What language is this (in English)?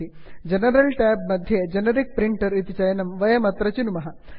Sanskrit